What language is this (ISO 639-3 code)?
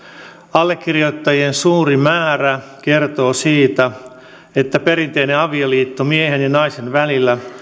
fin